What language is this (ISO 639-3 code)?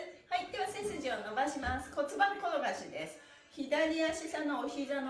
jpn